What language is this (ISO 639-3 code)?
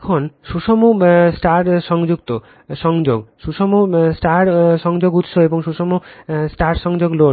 ben